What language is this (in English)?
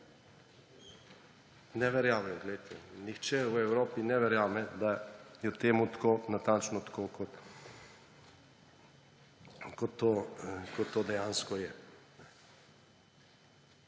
Slovenian